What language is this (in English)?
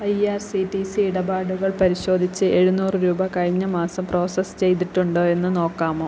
Malayalam